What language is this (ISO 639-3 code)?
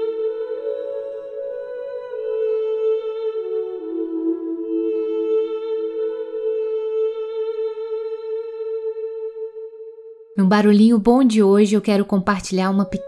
por